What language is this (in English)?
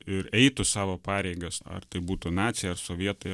Lithuanian